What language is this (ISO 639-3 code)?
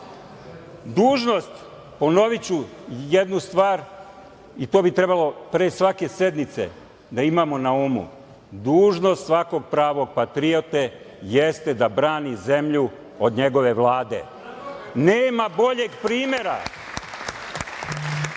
srp